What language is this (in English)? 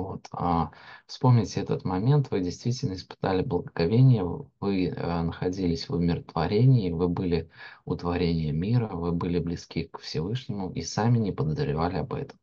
Russian